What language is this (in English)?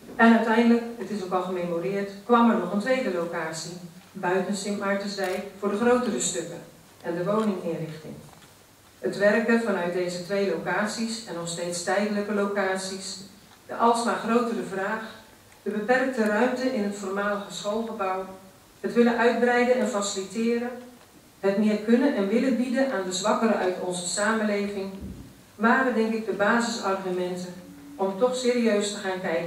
Dutch